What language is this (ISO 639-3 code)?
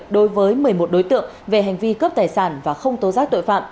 vie